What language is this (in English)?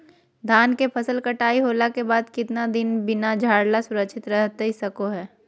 Magahi